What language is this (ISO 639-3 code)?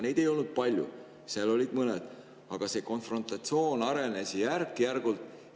est